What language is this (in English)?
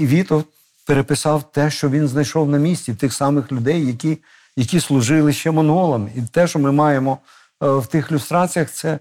Ukrainian